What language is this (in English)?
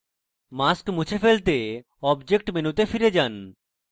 Bangla